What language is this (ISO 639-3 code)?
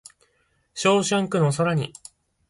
jpn